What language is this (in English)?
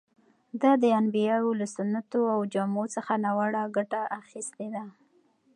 Pashto